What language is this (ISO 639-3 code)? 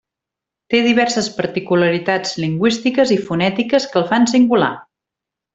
cat